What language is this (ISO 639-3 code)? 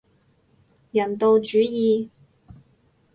yue